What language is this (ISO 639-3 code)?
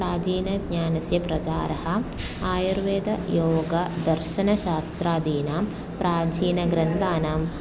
san